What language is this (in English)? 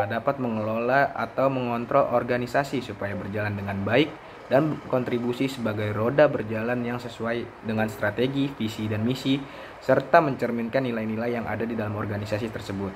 Indonesian